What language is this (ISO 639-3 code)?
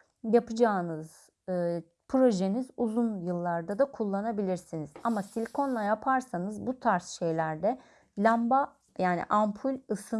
tur